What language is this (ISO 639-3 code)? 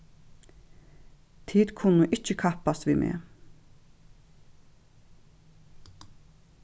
fao